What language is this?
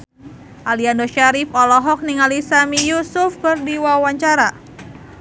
Sundanese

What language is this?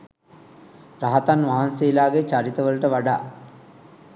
Sinhala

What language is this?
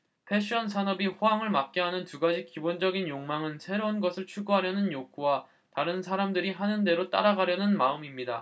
Korean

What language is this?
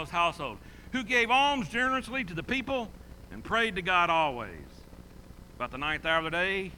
English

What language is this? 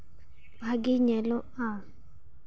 Santali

